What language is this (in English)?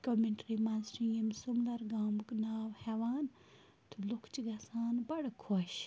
Kashmiri